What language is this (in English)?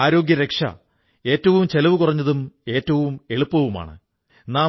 Malayalam